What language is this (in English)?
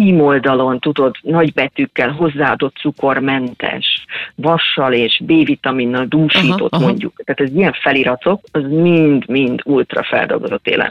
Hungarian